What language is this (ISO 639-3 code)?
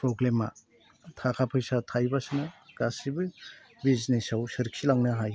brx